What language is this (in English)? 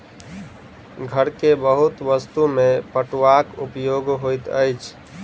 Maithili